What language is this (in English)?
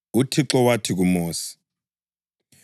North Ndebele